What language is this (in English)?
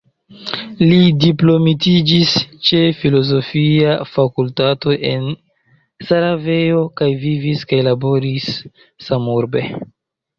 Esperanto